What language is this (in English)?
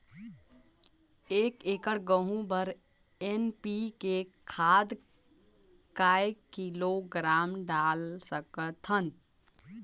Chhattisgarhi